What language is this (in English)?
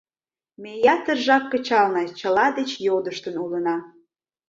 Mari